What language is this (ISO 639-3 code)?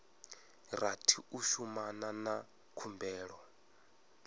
ven